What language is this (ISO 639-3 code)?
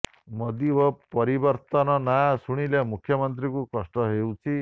ori